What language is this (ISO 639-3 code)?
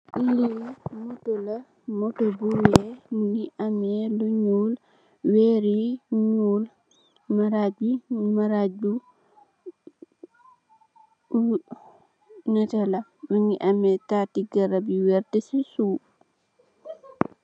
wol